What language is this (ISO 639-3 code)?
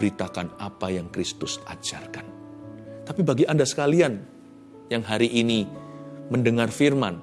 ind